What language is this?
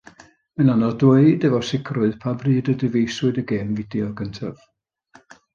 Welsh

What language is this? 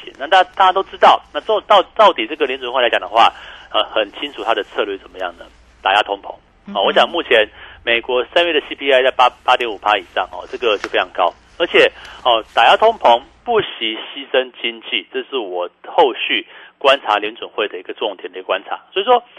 Chinese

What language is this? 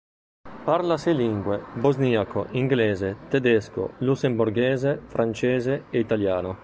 Italian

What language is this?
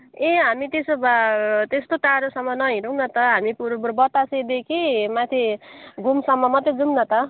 Nepali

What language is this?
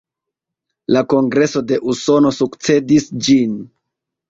Esperanto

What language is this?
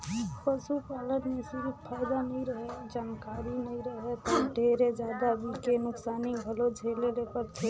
Chhattisgarhi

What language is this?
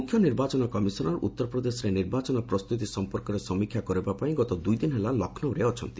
Odia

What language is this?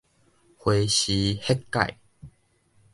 Min Nan Chinese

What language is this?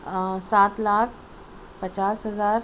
Urdu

